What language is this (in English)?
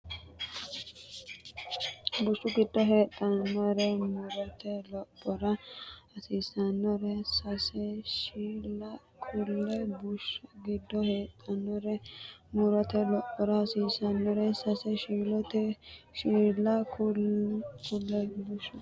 Sidamo